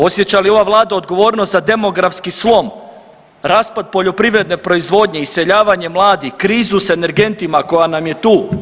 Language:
Croatian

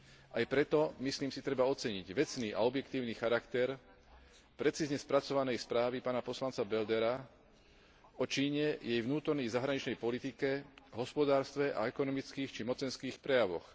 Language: Slovak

